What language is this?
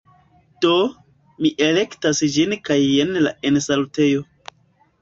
Esperanto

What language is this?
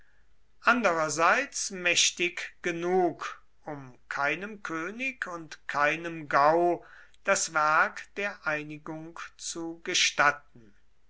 German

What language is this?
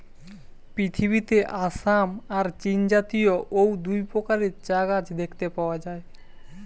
Bangla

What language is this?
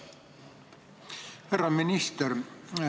Estonian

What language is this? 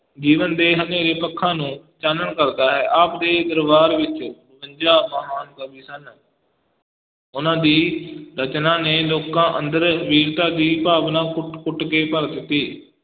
Punjabi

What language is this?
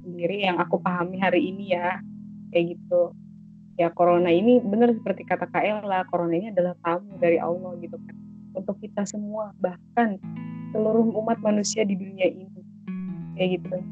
Indonesian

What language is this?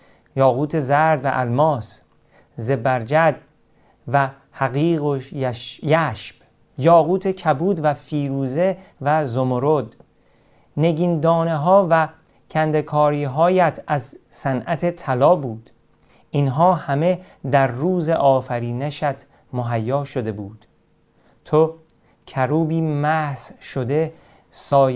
Persian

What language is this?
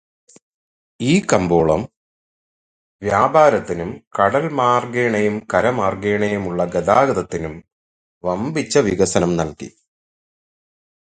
Malayalam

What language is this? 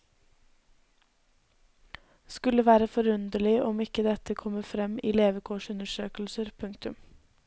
Norwegian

